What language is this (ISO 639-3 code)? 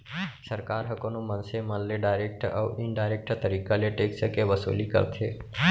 hne